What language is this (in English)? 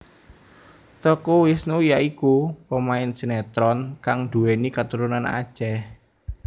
Javanese